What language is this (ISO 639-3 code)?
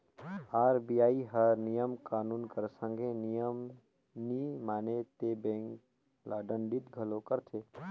hne